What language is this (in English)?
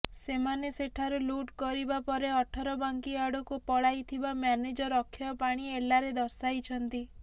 Odia